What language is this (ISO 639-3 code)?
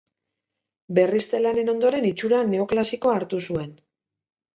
eus